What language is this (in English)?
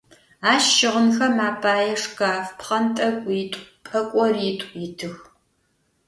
Adyghe